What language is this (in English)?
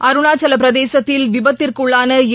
Tamil